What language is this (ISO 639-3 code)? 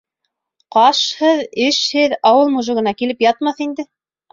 bak